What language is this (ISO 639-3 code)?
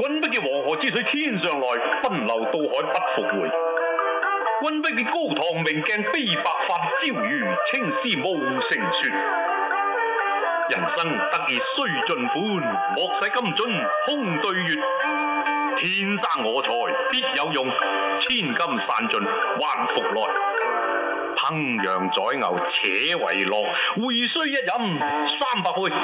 zho